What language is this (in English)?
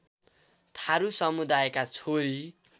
Nepali